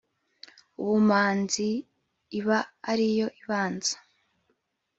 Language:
Kinyarwanda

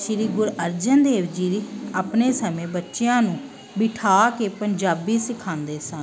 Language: Punjabi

